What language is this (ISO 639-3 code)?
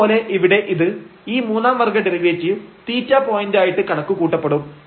mal